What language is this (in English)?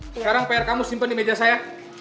Indonesian